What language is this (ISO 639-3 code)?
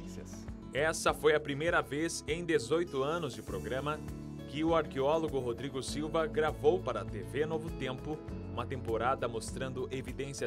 por